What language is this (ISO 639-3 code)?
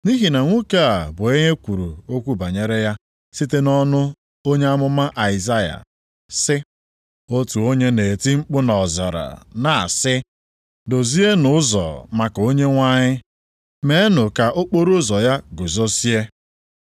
ibo